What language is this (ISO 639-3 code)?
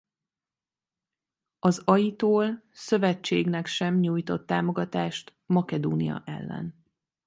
hun